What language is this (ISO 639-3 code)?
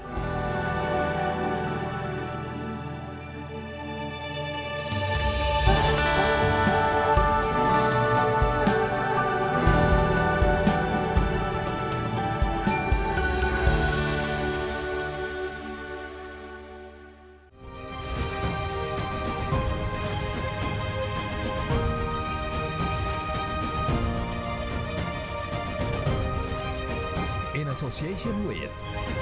ind